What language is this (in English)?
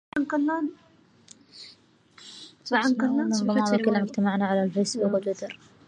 Arabic